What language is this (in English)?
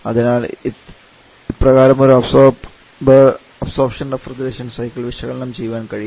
Malayalam